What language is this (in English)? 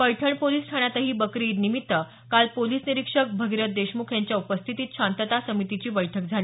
Marathi